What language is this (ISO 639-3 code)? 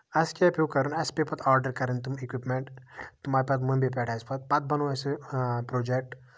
kas